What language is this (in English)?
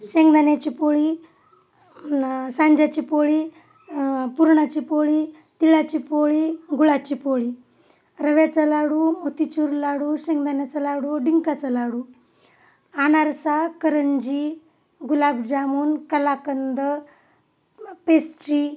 Marathi